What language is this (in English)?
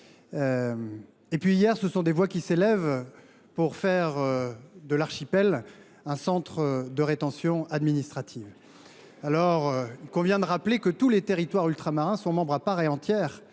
French